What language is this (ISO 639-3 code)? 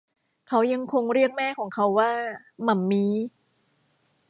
tha